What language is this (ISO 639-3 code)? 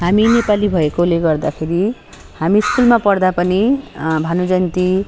nep